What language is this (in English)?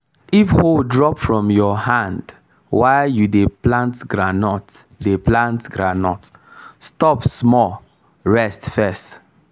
Nigerian Pidgin